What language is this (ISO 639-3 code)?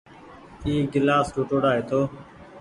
gig